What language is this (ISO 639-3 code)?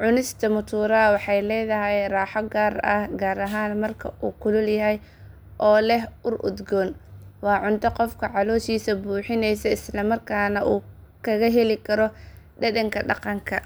som